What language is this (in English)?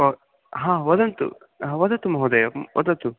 Sanskrit